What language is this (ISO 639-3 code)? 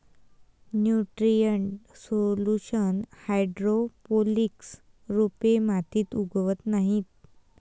mar